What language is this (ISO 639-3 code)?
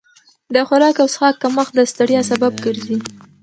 pus